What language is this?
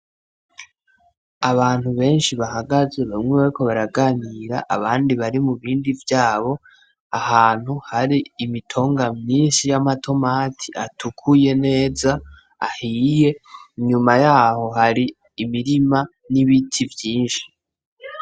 Rundi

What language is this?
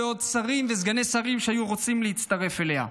Hebrew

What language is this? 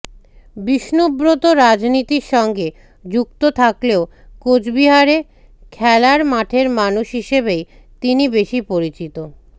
Bangla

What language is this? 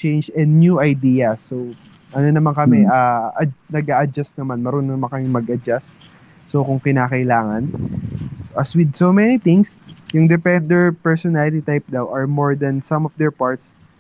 Filipino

